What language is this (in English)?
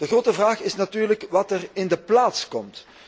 Dutch